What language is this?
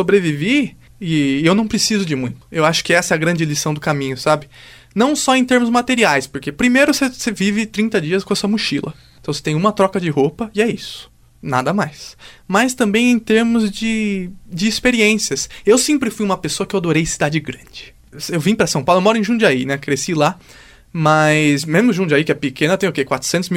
Portuguese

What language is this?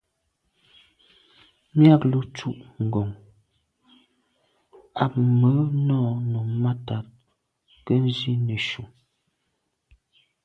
Medumba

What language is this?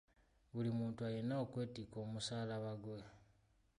Ganda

